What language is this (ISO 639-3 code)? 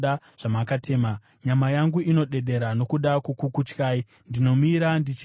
sna